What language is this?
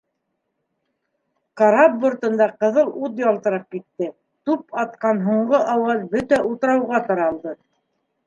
Bashkir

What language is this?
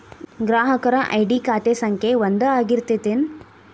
Kannada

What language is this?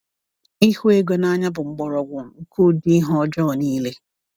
Igbo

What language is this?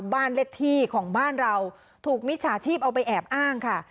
Thai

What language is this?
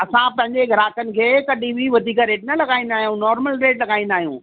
Sindhi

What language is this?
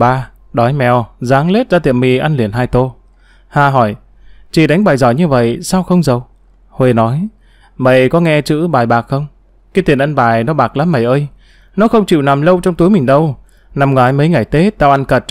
Vietnamese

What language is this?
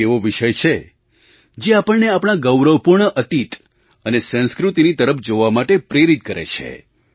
Gujarati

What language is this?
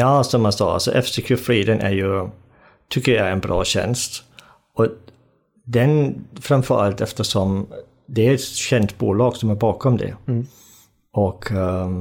Swedish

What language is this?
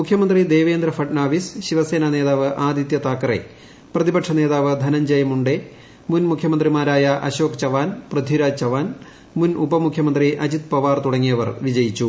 Malayalam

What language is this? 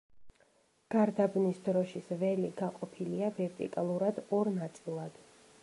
Georgian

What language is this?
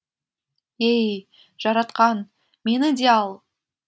Kazakh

